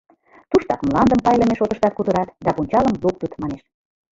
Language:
Mari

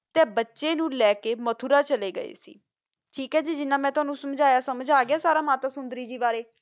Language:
Punjabi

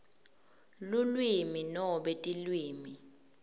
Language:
Swati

